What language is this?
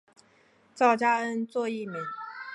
Chinese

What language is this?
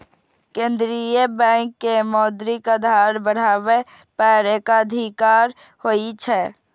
Maithili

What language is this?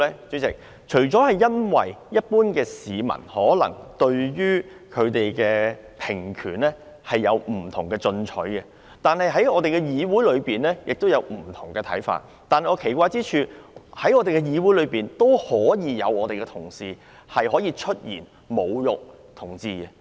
Cantonese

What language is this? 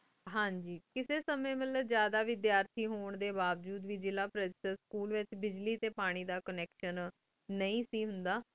Punjabi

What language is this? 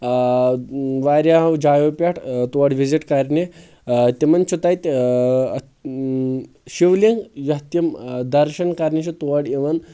Kashmiri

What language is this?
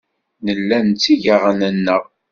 Kabyle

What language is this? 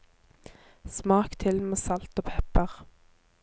Norwegian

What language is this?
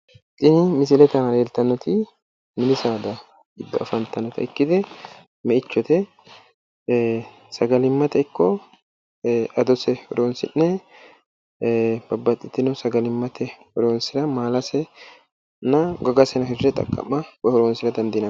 Sidamo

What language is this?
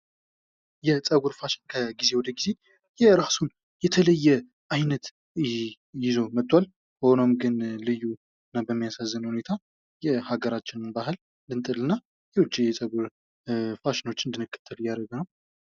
Amharic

